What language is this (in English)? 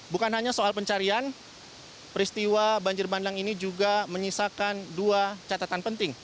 Indonesian